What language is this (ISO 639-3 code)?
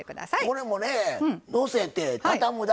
jpn